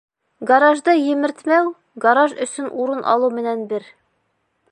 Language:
Bashkir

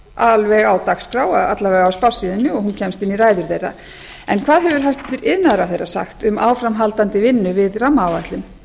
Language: Icelandic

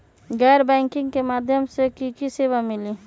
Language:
Magahi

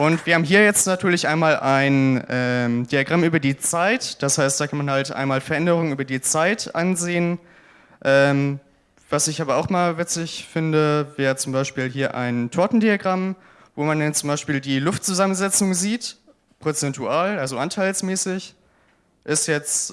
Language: German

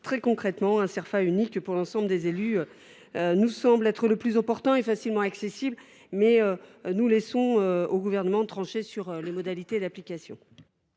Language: French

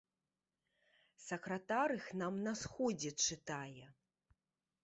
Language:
Belarusian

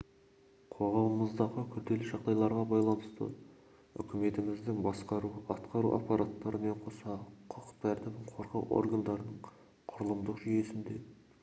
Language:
Kazakh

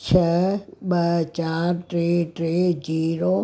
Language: Sindhi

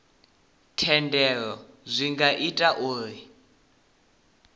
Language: Venda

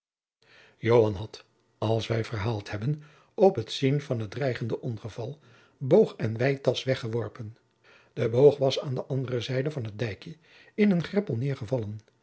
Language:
Dutch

